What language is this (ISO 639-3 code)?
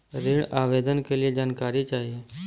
bho